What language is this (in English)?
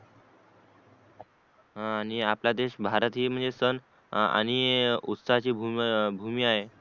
Marathi